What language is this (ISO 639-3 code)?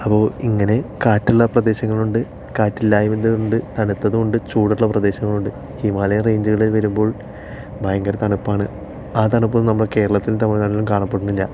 mal